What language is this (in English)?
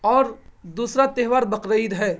Urdu